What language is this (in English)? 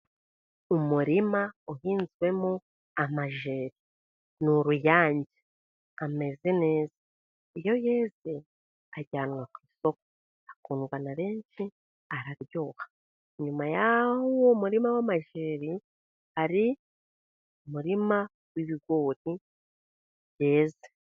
Kinyarwanda